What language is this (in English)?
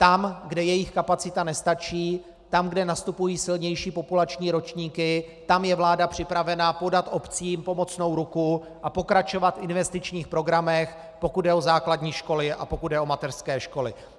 Czech